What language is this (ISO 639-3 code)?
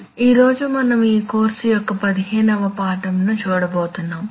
tel